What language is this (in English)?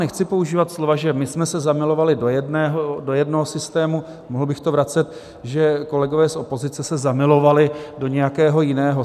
Czech